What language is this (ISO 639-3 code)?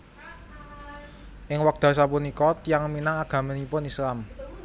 jav